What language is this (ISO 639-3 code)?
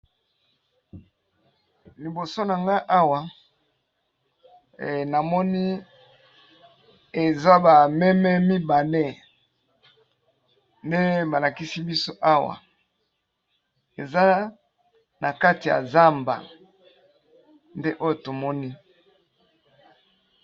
lin